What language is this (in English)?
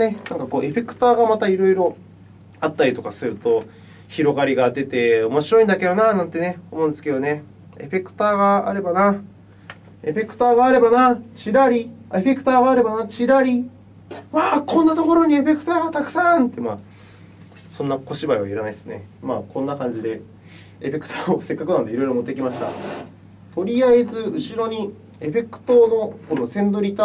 Japanese